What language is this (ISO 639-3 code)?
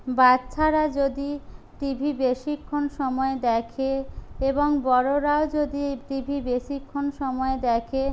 ben